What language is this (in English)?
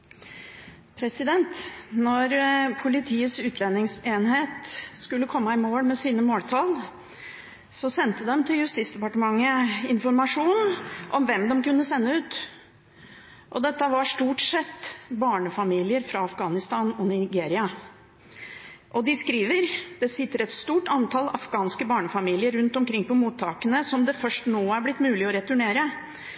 Norwegian